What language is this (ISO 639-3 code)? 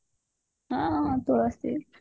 ori